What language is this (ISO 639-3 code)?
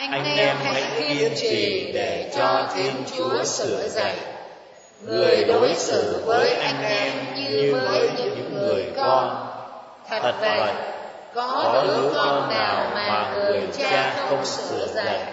vie